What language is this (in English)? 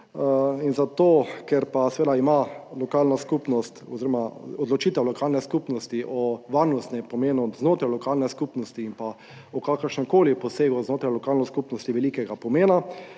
Slovenian